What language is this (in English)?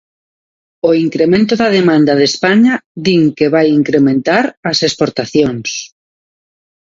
Galician